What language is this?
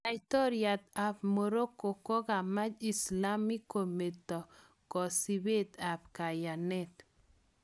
Kalenjin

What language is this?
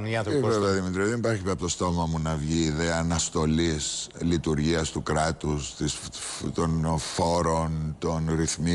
Greek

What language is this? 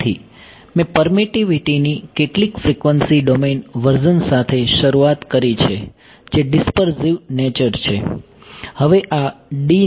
Gujarati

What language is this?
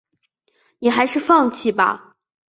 Chinese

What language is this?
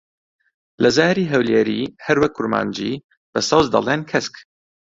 Central Kurdish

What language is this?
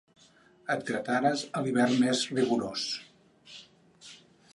Catalan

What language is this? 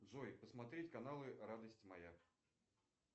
Russian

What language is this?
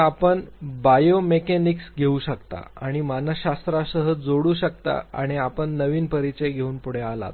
Marathi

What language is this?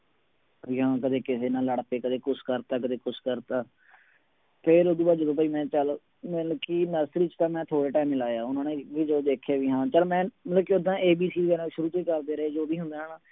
Punjabi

